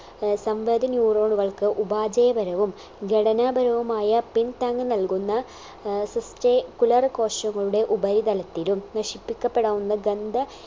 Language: Malayalam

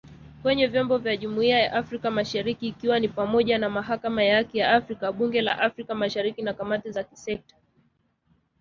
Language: Swahili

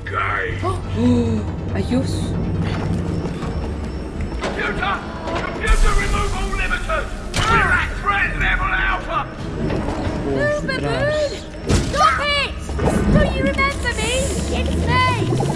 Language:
Spanish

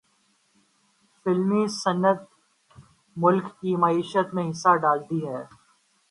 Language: Urdu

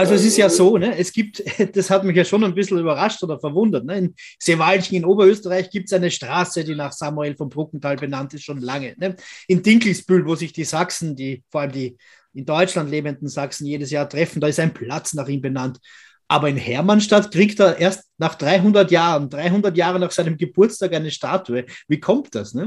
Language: German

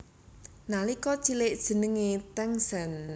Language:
Javanese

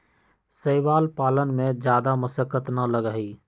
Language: Magahi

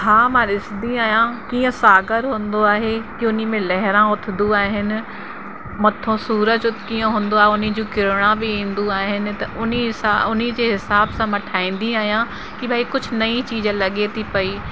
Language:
Sindhi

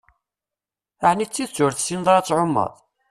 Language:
Kabyle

